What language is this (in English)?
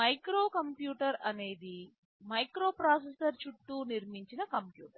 Telugu